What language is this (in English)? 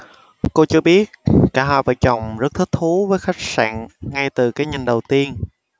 Vietnamese